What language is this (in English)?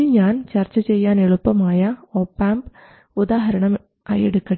Malayalam